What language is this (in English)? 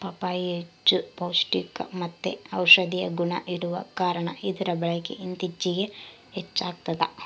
Kannada